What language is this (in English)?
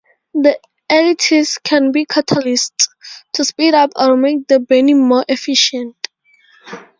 English